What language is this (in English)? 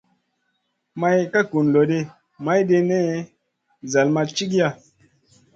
Masana